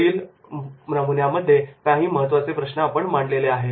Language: Marathi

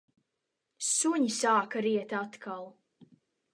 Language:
Latvian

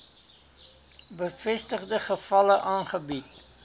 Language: Afrikaans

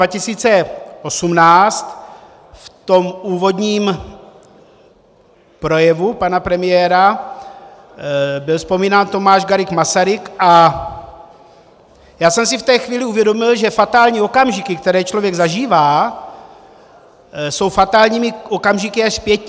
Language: Czech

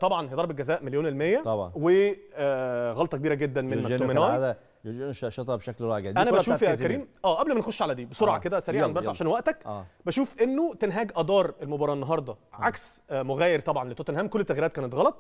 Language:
Arabic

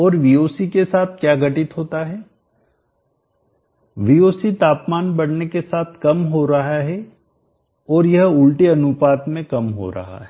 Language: Hindi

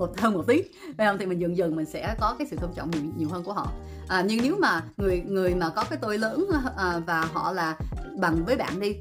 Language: Vietnamese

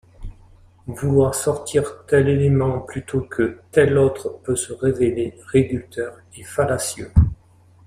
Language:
French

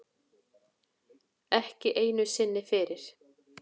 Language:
Icelandic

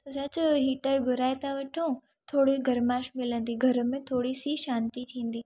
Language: Sindhi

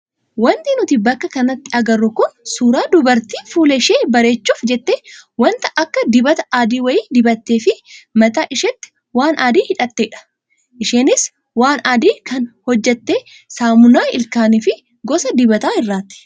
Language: Oromo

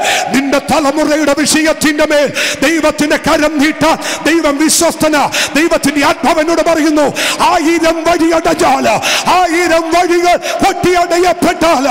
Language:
Arabic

